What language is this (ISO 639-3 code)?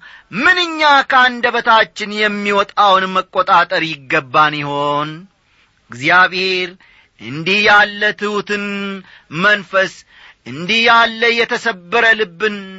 amh